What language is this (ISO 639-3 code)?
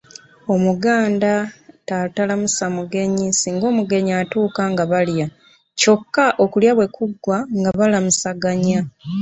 lug